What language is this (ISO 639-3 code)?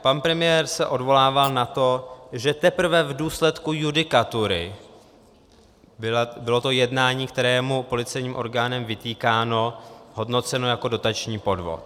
ces